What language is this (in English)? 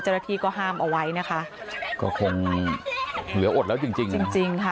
Thai